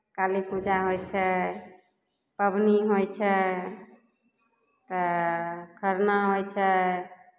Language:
Maithili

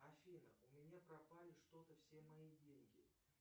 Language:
Russian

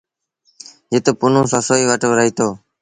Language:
Sindhi Bhil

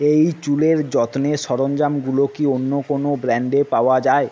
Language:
Bangla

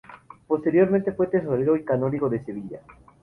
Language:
Spanish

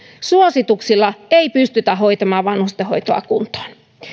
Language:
Finnish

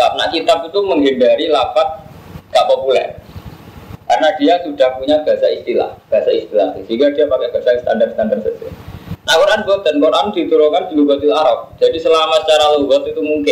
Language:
Indonesian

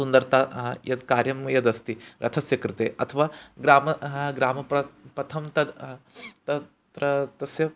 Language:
Sanskrit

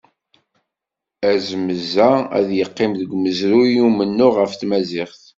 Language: Kabyle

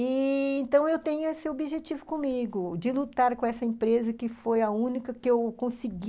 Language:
Portuguese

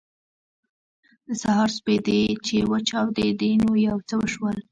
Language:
Pashto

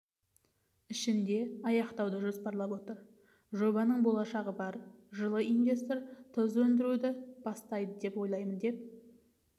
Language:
Kazakh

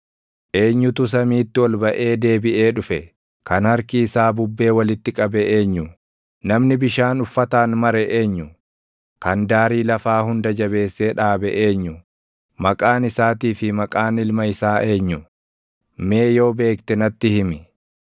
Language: Oromo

